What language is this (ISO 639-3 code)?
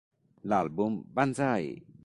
ita